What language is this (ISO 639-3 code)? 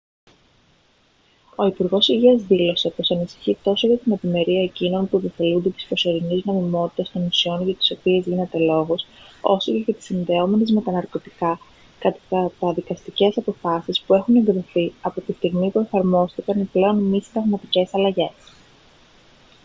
ell